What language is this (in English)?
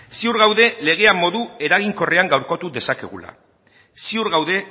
Basque